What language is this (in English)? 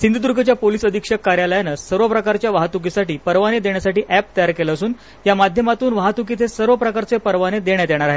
Marathi